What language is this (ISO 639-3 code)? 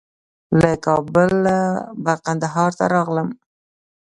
pus